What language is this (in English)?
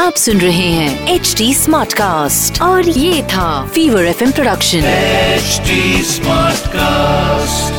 Hindi